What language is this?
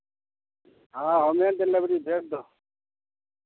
Maithili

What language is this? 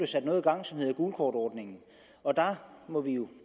Danish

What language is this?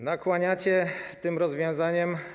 Polish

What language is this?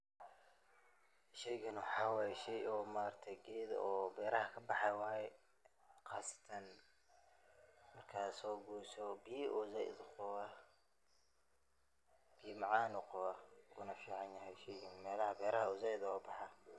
Somali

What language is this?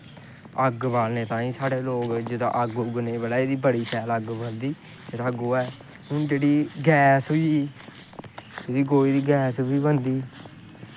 Dogri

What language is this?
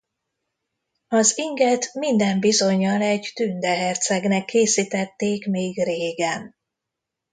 Hungarian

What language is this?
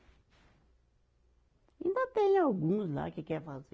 Portuguese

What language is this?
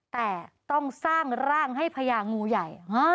Thai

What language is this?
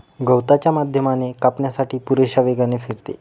Marathi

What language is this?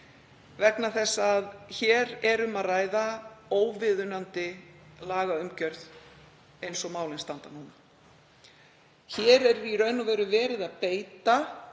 Icelandic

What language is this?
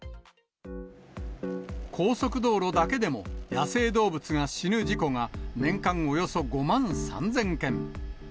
Japanese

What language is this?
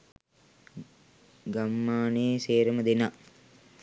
Sinhala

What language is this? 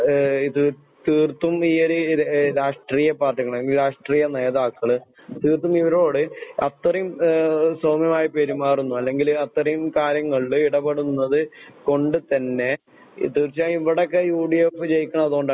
Malayalam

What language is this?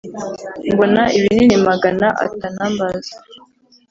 Kinyarwanda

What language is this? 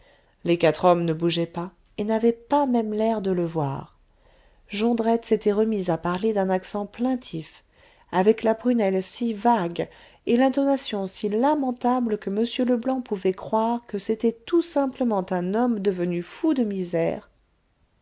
French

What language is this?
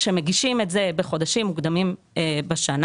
Hebrew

